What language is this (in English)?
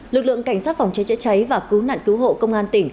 Vietnamese